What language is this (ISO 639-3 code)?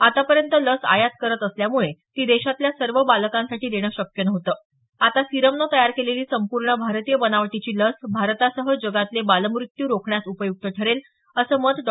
mar